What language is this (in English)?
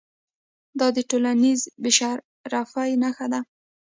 Pashto